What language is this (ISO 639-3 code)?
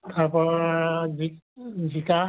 asm